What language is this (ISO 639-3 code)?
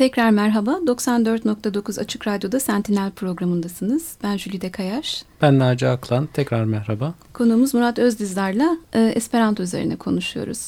tur